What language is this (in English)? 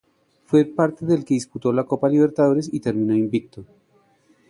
Spanish